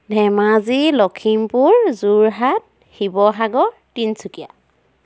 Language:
Assamese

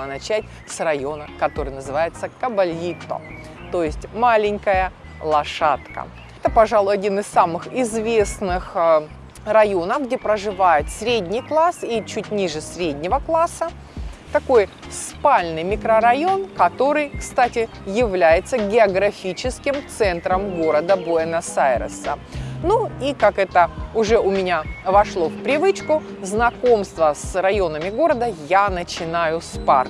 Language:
Russian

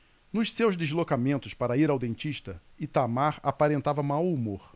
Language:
Portuguese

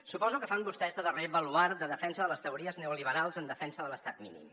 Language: Catalan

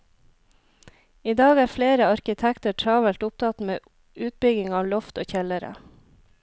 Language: Norwegian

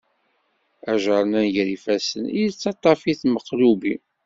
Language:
Kabyle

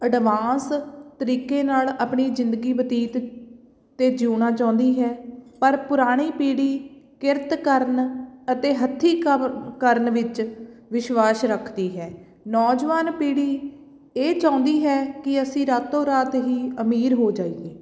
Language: Punjabi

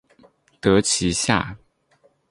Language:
Chinese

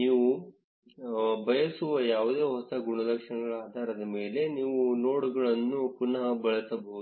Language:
Kannada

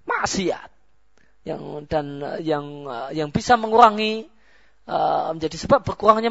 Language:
Malay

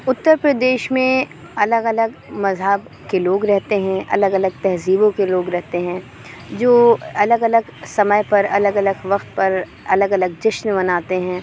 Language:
Urdu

